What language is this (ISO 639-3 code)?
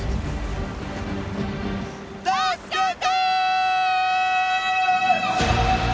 jpn